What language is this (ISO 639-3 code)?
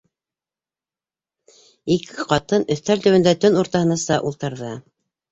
bak